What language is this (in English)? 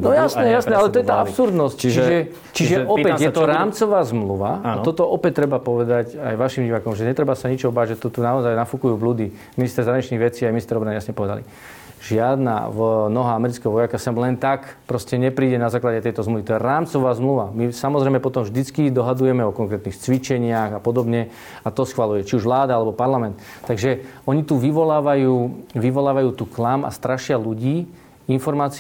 Slovak